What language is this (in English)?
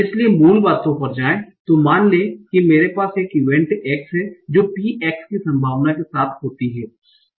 Hindi